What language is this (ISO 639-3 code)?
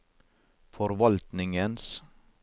nor